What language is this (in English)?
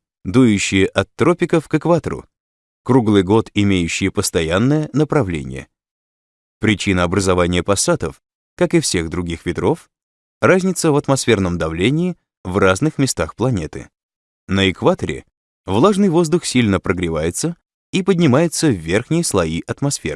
Russian